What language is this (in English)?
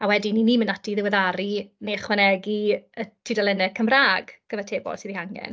Welsh